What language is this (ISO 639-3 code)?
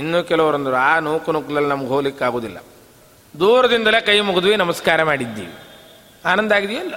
kan